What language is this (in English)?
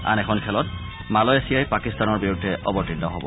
Assamese